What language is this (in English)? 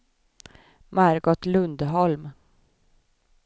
Swedish